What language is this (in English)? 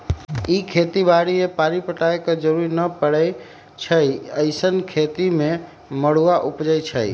Magahi